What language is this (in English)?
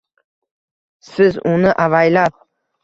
Uzbek